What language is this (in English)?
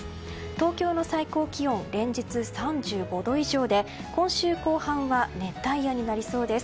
Japanese